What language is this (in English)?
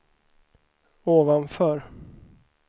Swedish